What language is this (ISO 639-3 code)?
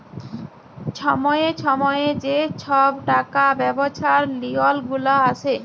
ben